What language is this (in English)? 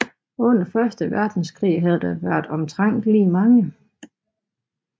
Danish